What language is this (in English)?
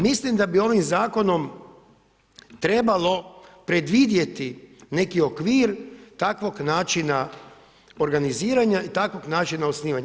Croatian